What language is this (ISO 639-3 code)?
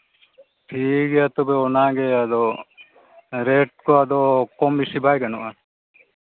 sat